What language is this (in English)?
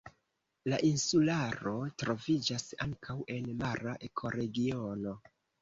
Esperanto